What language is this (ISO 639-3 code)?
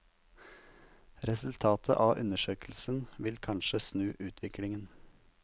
nor